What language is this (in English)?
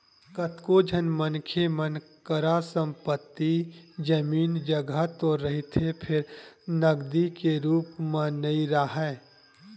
Chhattisgarhi